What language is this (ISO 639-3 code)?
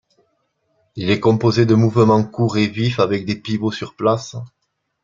fra